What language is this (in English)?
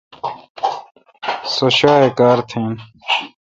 Kalkoti